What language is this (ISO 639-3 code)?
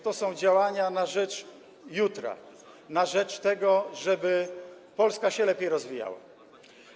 pol